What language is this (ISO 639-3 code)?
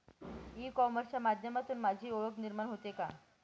mar